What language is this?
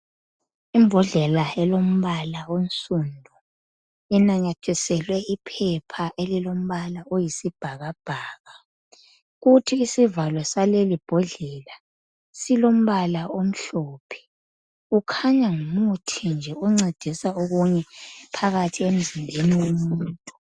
North Ndebele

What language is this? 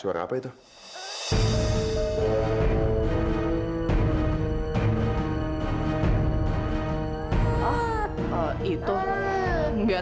Indonesian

